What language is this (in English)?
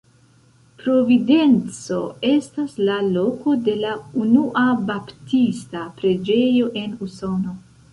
Esperanto